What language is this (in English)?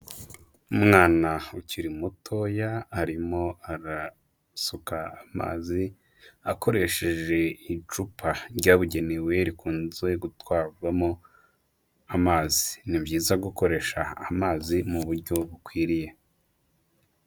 Kinyarwanda